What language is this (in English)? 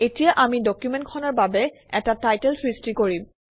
Assamese